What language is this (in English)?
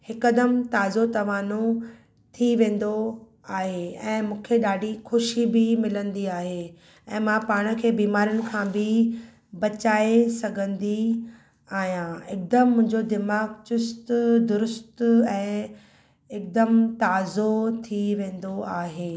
Sindhi